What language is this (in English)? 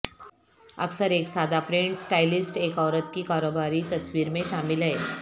Urdu